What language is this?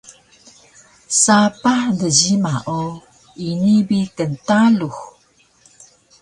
Taroko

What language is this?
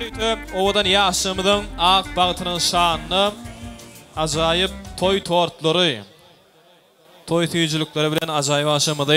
Arabic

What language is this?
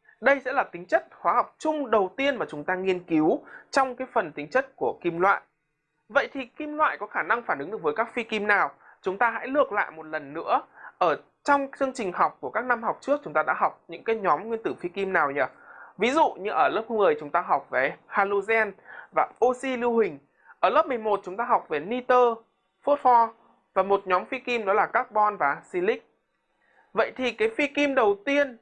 Vietnamese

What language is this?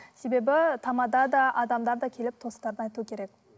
Kazakh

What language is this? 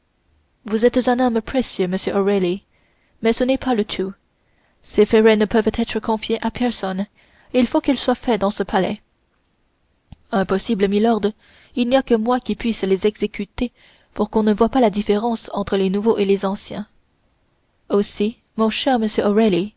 French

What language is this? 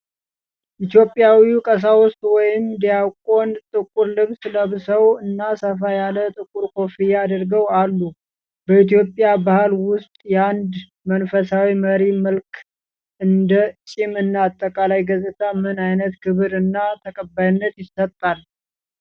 Amharic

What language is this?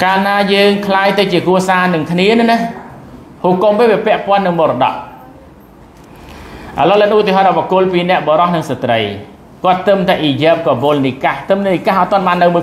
Thai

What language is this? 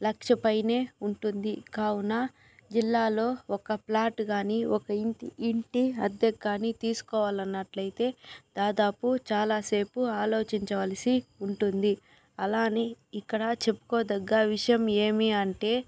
Telugu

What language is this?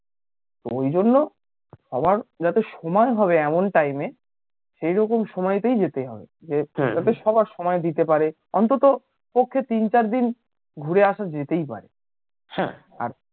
Bangla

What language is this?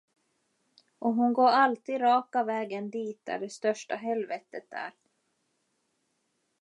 Swedish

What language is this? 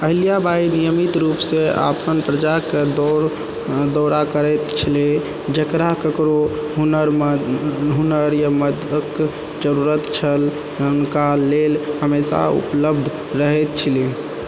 Maithili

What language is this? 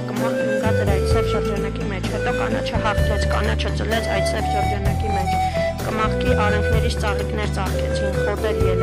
Romanian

